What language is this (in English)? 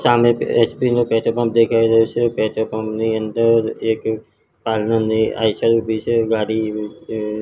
Gujarati